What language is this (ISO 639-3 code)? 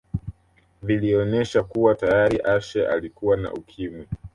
swa